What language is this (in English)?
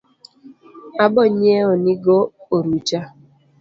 Luo (Kenya and Tanzania)